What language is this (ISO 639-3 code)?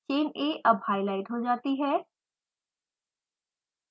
hin